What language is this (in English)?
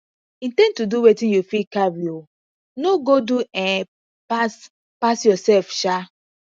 Nigerian Pidgin